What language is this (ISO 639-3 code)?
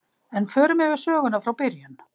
isl